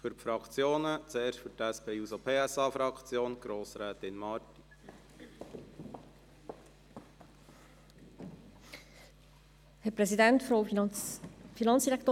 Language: Swiss German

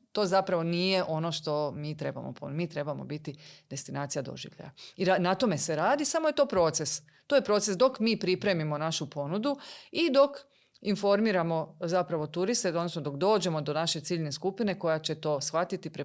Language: Croatian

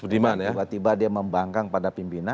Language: Indonesian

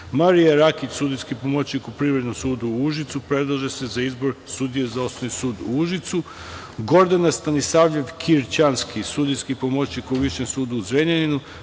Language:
Serbian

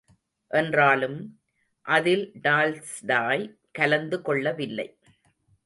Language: Tamil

